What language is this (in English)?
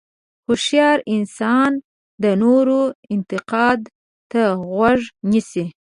Pashto